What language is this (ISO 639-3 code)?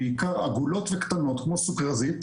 heb